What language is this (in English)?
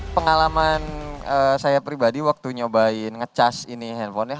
Indonesian